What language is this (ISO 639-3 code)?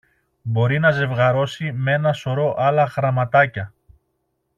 ell